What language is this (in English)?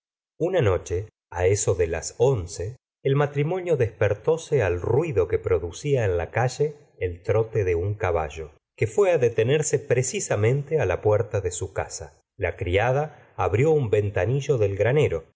Spanish